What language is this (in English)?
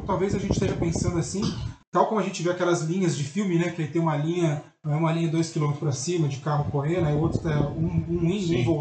Portuguese